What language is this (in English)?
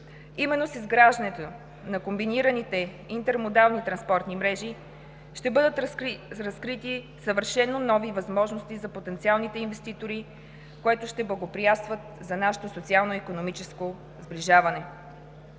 Bulgarian